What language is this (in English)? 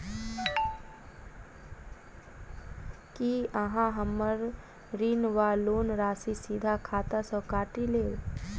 Maithili